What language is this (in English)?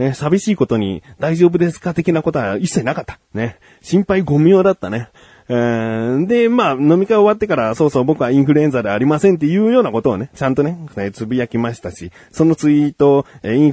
Japanese